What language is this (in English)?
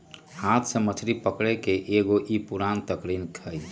Magahi